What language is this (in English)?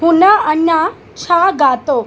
Sindhi